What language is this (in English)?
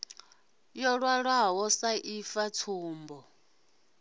Venda